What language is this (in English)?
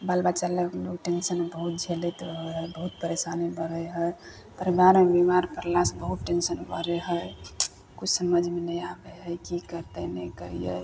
Maithili